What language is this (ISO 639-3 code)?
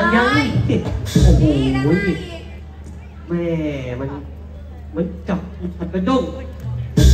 tha